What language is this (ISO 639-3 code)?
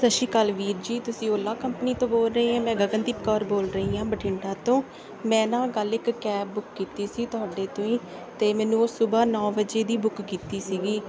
pan